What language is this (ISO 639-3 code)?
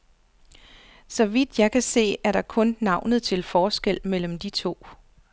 dan